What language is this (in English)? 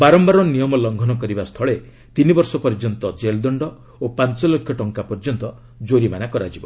Odia